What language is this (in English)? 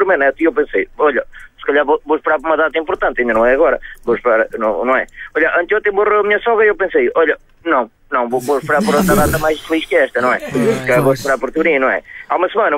Portuguese